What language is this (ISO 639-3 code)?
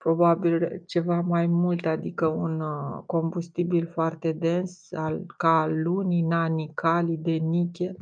ron